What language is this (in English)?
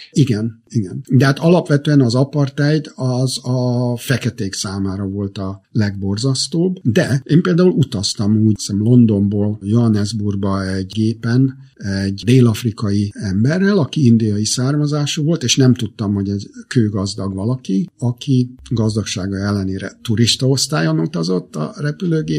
Hungarian